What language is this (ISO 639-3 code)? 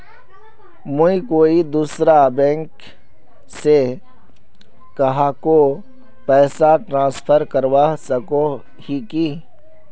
mag